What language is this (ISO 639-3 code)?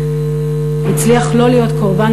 heb